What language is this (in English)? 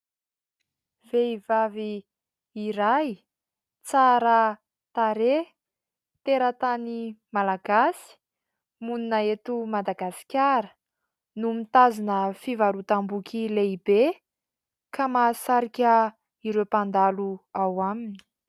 Malagasy